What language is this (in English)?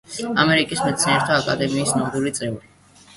Georgian